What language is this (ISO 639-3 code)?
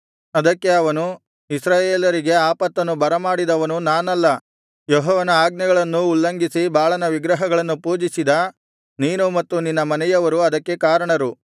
kan